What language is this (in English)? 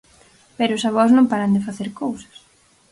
Galician